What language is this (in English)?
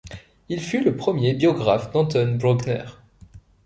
French